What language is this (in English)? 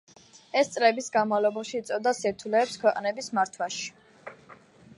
Georgian